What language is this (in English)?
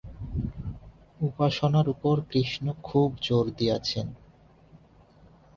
Bangla